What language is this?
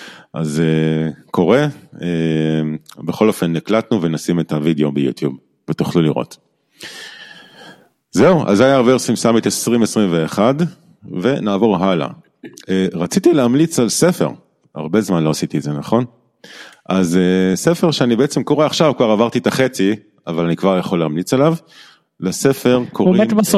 Hebrew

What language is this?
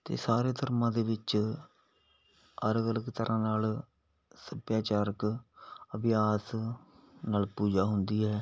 Punjabi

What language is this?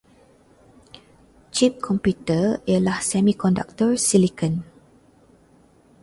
Malay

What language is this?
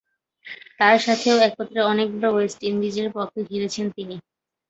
Bangla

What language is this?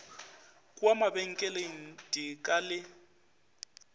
Northern Sotho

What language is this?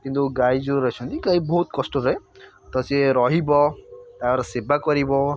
Odia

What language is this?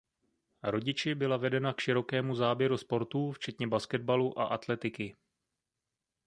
Czech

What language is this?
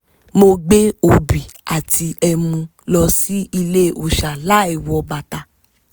Yoruba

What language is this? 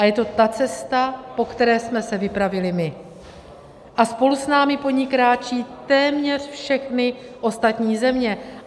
Czech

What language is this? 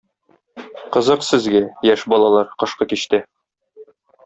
Tatar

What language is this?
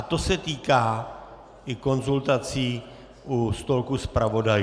Czech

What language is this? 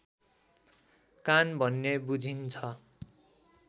Nepali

